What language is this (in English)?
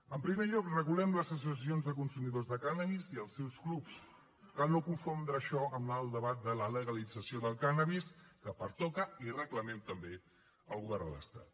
Catalan